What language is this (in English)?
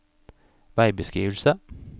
Norwegian